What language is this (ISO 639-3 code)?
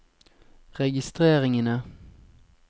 nor